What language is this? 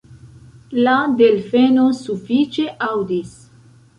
Esperanto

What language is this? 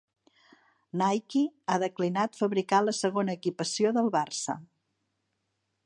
Catalan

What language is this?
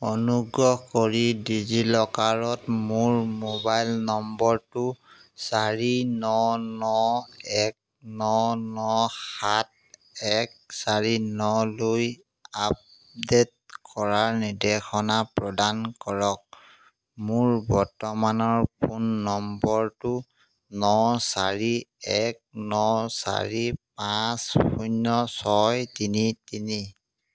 Assamese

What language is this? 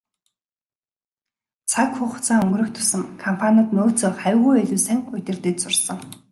Mongolian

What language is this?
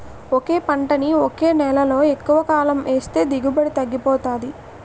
Telugu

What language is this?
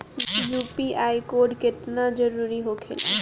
Bhojpuri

